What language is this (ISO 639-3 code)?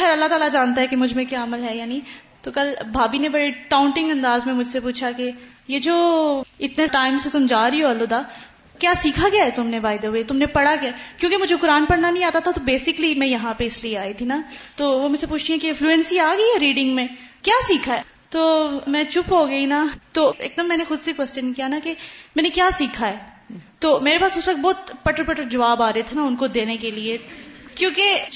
urd